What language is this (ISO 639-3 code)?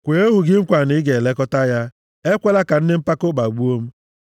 ibo